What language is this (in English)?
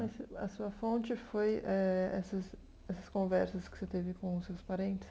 Portuguese